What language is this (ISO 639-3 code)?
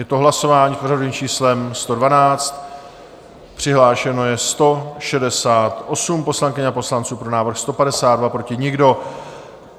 ces